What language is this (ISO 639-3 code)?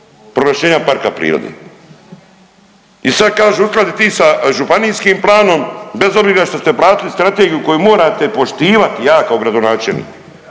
hrv